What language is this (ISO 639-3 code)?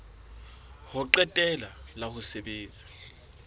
sot